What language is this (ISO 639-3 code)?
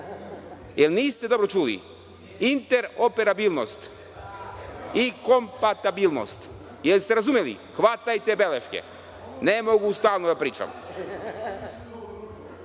srp